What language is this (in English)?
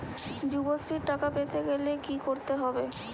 Bangla